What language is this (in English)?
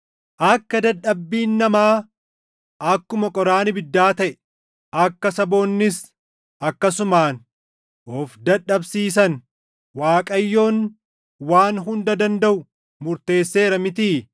Oromo